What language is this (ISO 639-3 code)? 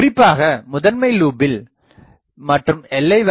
tam